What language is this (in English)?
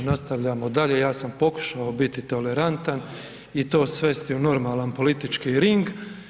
Croatian